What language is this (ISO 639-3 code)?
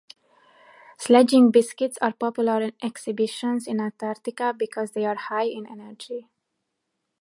eng